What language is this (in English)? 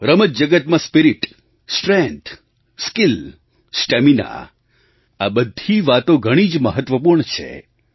Gujarati